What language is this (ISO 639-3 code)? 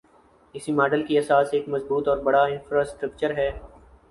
urd